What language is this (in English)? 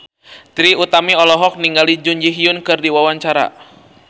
Sundanese